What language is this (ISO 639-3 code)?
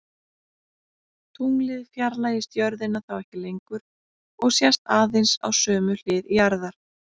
isl